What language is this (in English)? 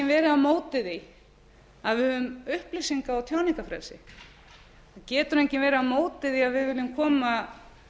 Icelandic